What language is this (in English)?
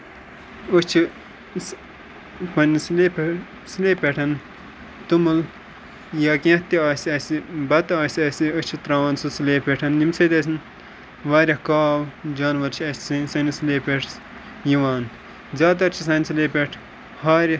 Kashmiri